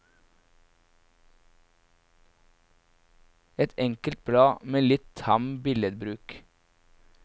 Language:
Norwegian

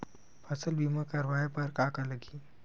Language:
Chhattisgarhi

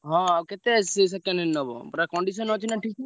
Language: Odia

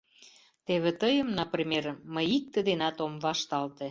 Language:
Mari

